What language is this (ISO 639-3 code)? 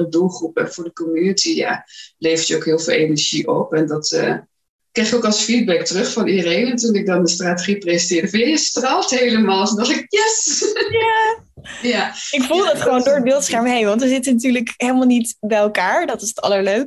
nld